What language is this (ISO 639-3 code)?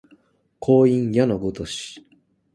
jpn